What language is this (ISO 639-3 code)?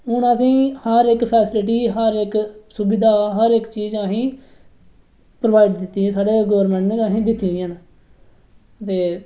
doi